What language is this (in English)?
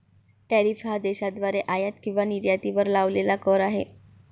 Marathi